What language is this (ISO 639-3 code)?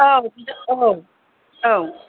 brx